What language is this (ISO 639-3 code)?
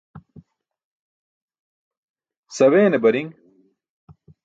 bsk